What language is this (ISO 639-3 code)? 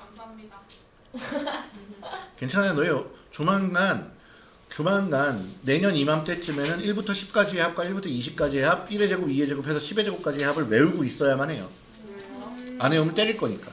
kor